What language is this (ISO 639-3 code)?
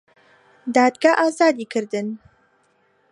ckb